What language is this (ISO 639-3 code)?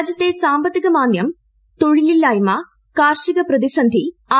mal